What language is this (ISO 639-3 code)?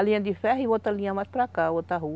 por